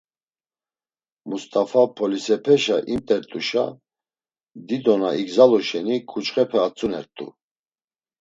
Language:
Laz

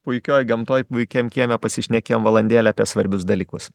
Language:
Lithuanian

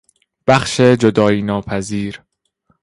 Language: Persian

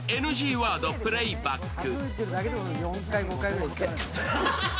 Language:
Japanese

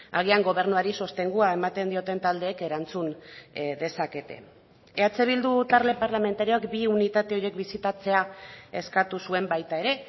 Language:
Basque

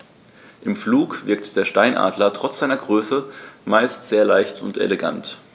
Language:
German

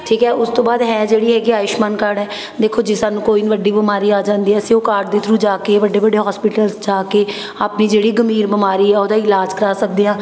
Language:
Punjabi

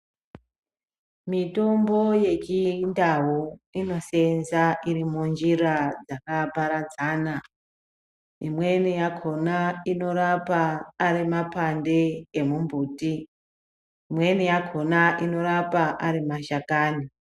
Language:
Ndau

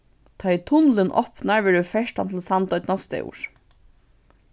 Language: Faroese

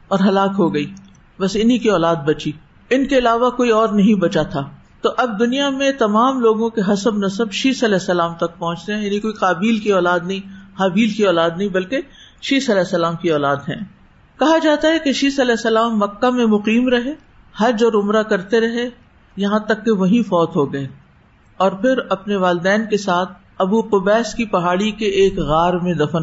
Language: Urdu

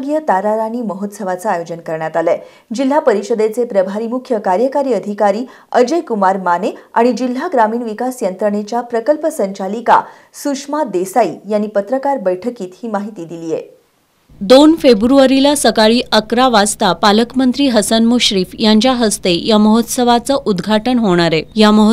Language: Marathi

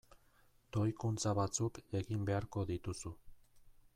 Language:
Basque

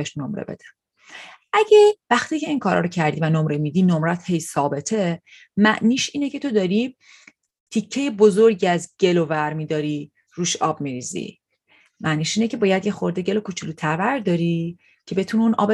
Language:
Persian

